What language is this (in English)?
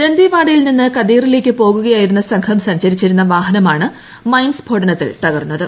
Malayalam